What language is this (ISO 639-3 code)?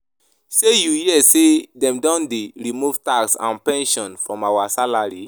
pcm